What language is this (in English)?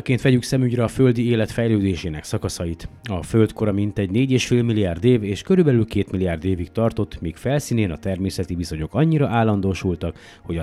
Hungarian